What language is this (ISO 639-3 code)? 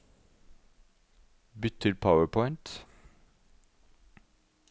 nor